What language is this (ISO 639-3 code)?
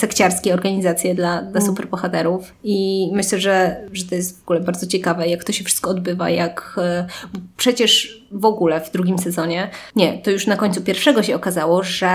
pol